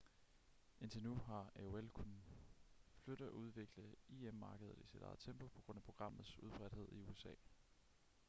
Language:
Danish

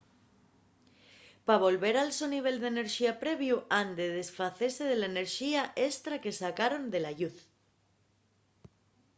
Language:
Asturian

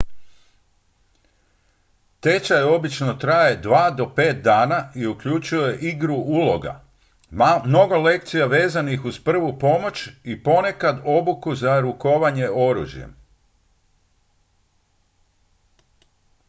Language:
Croatian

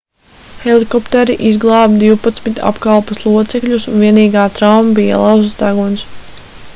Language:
Latvian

